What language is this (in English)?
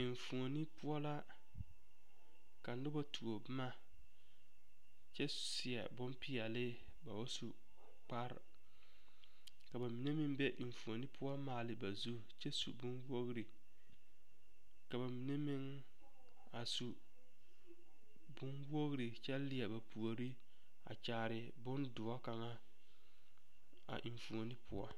Southern Dagaare